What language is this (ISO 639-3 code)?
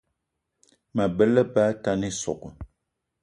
eto